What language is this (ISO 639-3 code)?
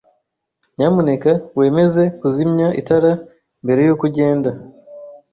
kin